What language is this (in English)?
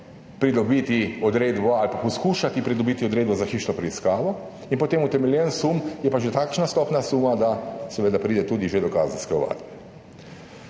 Slovenian